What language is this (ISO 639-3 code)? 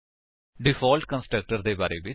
pan